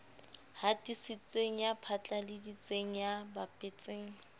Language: Southern Sotho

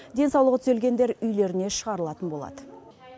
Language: Kazakh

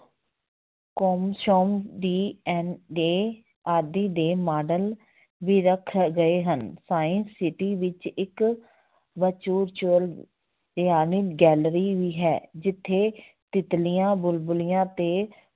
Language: Punjabi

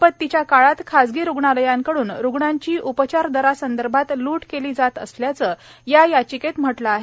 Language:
Marathi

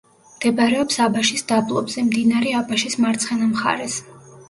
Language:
Georgian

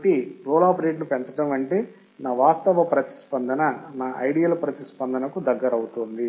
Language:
Telugu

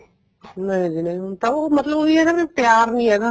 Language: Punjabi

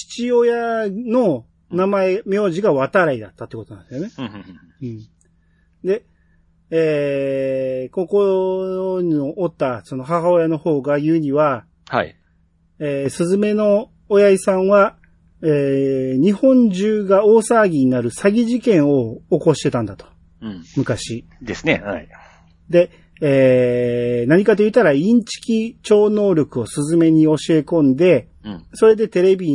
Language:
Japanese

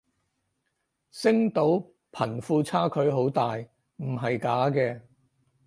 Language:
Cantonese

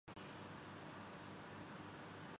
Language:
Urdu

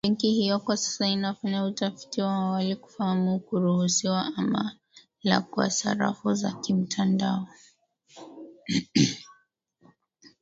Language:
Swahili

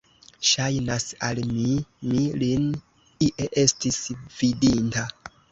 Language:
Esperanto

